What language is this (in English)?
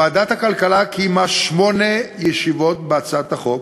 Hebrew